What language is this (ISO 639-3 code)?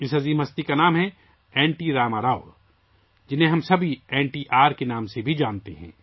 urd